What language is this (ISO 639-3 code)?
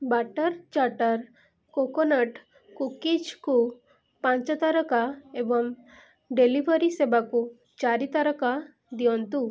ori